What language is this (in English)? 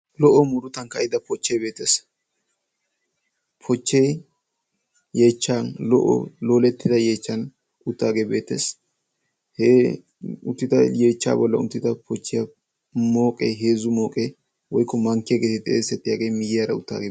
Wolaytta